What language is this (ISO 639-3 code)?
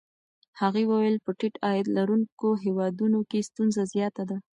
pus